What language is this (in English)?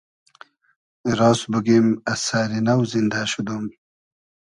Hazaragi